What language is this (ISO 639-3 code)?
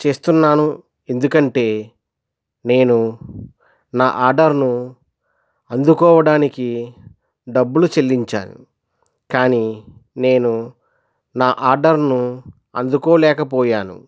tel